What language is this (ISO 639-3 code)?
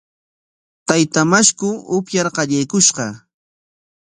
qwa